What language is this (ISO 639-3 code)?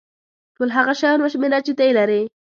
pus